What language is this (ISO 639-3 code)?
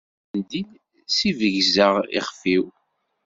kab